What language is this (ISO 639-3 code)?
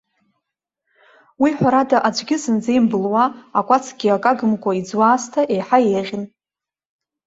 abk